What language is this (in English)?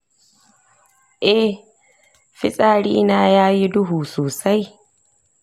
Hausa